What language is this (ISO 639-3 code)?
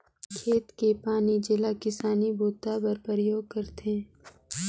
hne